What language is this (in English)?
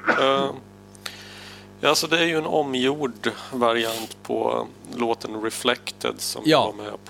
Swedish